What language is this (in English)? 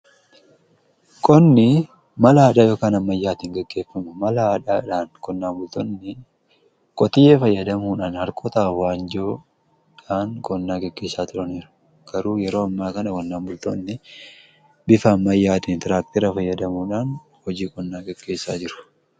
Oromo